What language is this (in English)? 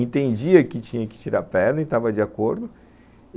Portuguese